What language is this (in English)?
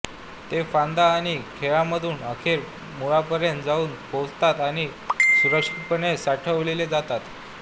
Marathi